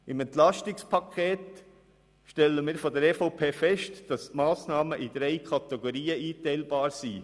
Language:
Swiss German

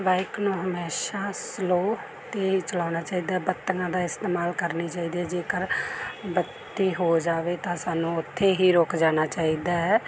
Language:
Punjabi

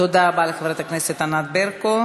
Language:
Hebrew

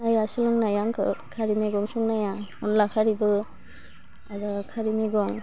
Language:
Bodo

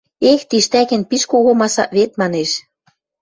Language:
Western Mari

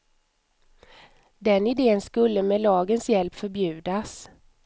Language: Swedish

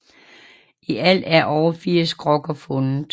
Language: Danish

